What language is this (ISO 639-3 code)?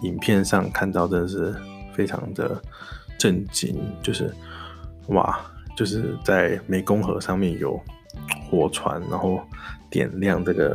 zho